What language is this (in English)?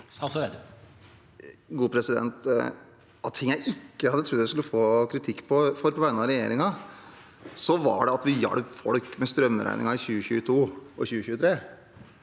Norwegian